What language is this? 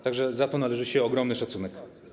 Polish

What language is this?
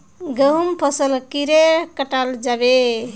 Magahi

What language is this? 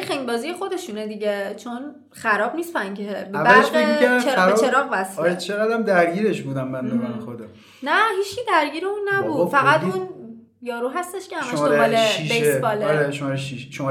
Persian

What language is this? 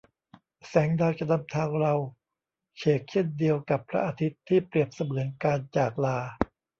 Thai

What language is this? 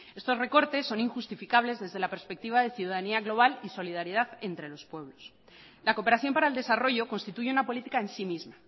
Spanish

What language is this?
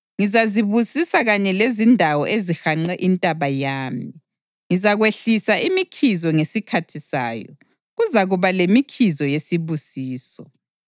North Ndebele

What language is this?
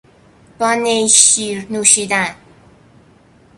Persian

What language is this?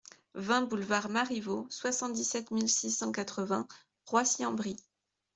French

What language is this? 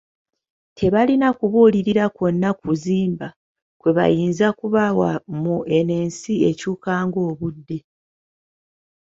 Ganda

